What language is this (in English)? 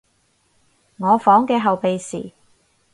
Cantonese